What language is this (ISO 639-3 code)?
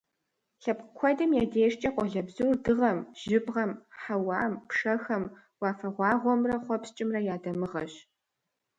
kbd